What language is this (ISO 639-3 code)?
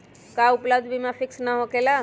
mag